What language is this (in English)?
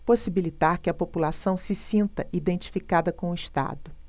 Portuguese